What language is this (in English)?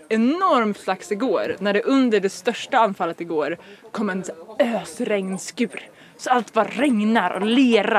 Swedish